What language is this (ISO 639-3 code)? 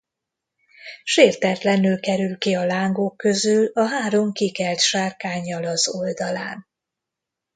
hun